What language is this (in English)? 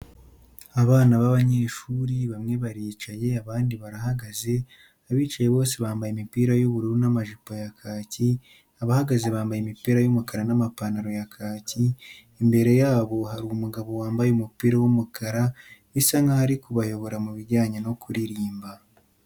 Kinyarwanda